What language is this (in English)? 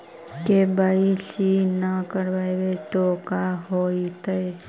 Magahi